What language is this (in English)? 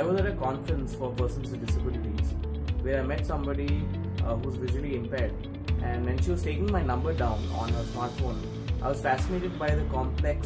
English